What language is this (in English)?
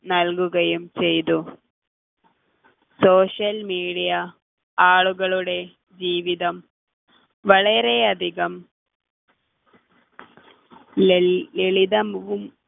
Malayalam